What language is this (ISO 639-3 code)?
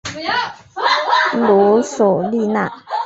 zho